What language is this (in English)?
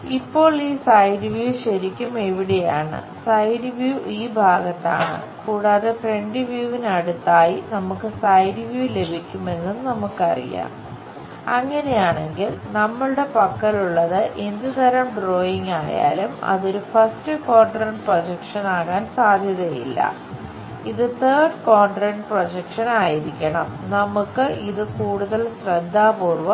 Malayalam